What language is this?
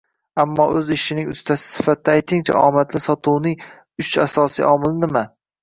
Uzbek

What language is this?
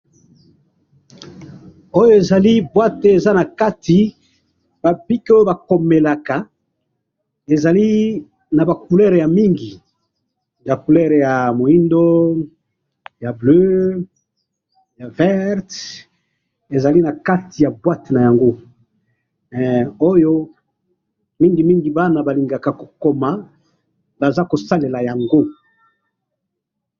Lingala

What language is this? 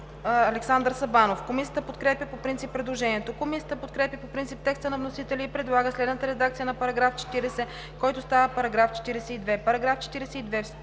Bulgarian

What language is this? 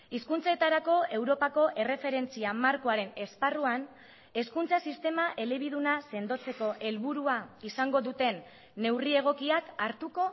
Basque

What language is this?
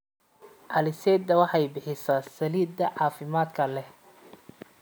Somali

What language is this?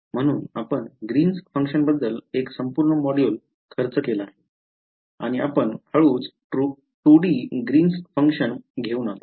Marathi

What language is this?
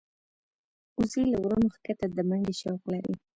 Pashto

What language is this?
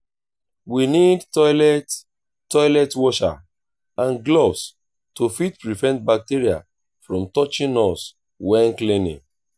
Nigerian Pidgin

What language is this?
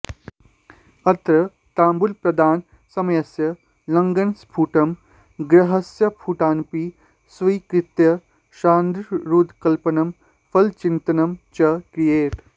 Sanskrit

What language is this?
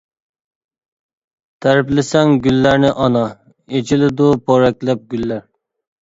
Uyghur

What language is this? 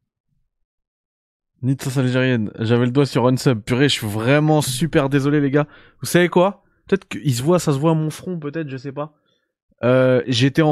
French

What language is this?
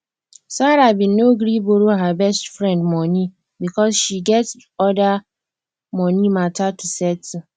Nigerian Pidgin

